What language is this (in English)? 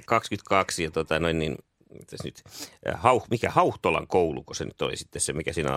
Finnish